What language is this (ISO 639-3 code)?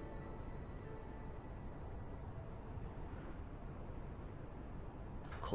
rus